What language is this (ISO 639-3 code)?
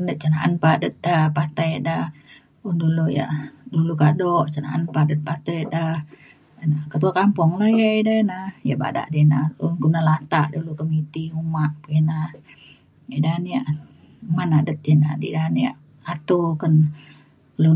xkl